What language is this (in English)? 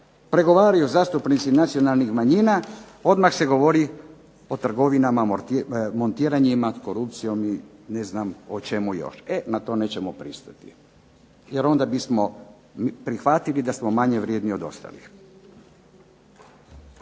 Croatian